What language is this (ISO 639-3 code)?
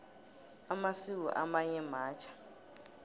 nbl